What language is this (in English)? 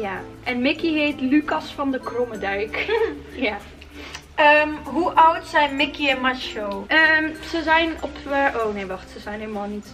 Dutch